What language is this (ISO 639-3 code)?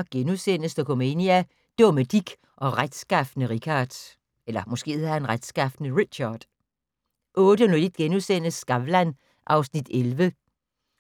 dan